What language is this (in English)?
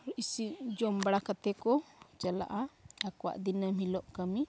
Santali